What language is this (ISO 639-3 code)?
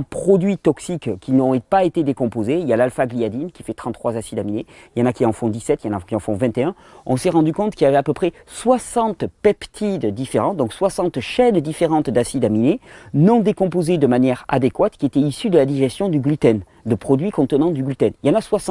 fra